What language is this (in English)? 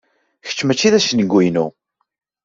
Kabyle